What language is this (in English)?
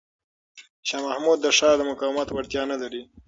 Pashto